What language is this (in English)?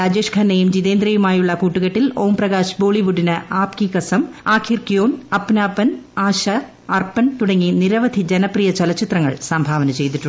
Malayalam